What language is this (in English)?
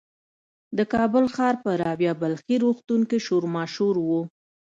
Pashto